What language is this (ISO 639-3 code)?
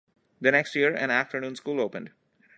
eng